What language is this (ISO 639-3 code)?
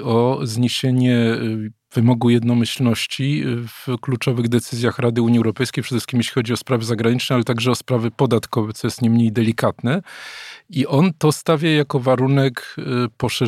pol